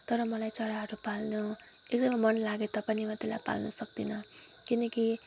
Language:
Nepali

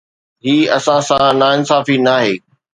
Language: Sindhi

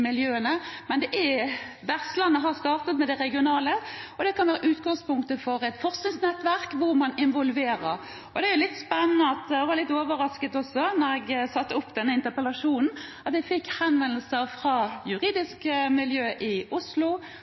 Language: Norwegian Bokmål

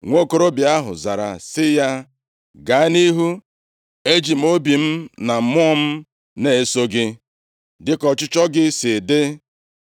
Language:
Igbo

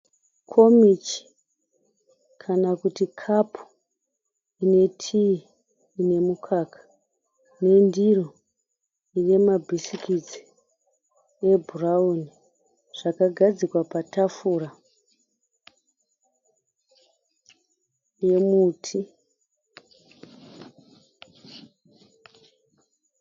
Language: Shona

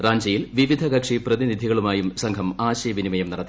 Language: Malayalam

